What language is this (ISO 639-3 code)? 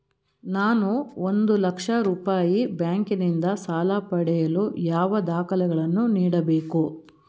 kan